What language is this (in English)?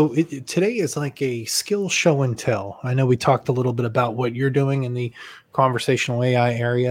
English